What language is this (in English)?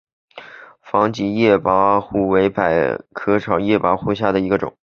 Chinese